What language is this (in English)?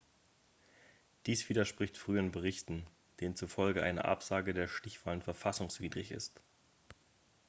German